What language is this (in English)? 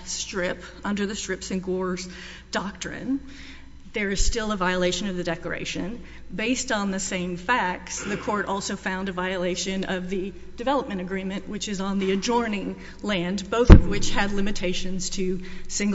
English